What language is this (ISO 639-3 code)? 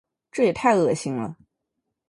zho